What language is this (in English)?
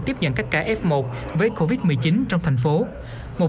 Vietnamese